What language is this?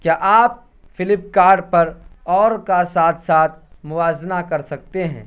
Urdu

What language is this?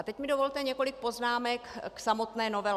Czech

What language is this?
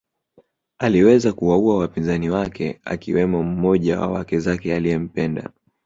Swahili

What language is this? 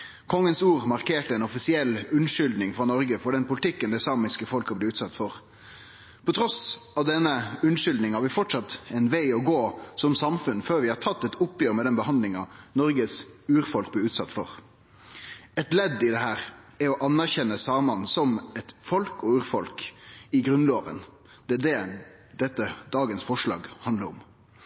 Norwegian Nynorsk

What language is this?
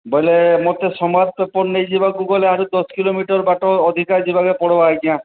Odia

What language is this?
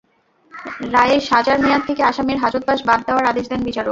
Bangla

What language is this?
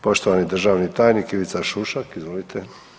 Croatian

